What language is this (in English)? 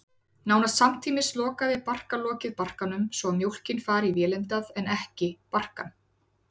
Icelandic